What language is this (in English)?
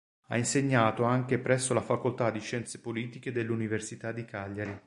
Italian